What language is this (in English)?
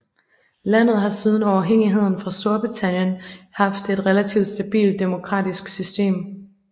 Danish